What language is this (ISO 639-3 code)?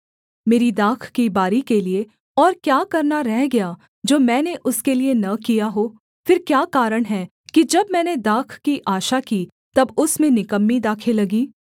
hin